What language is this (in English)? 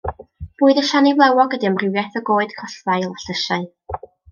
Welsh